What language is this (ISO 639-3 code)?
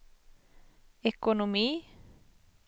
swe